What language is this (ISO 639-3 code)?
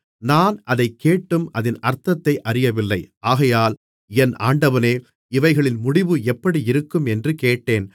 tam